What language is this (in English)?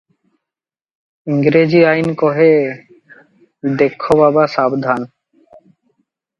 Odia